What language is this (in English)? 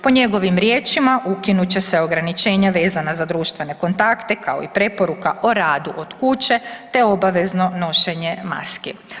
Croatian